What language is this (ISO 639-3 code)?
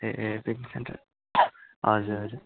nep